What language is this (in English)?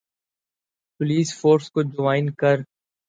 Urdu